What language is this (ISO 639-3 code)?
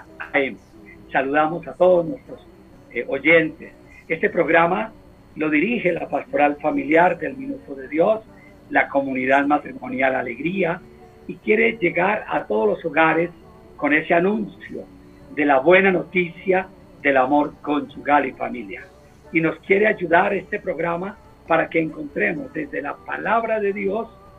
spa